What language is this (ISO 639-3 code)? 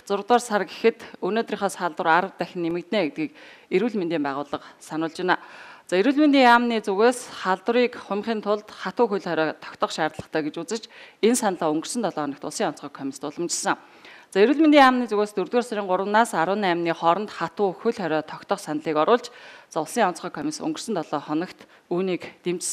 nld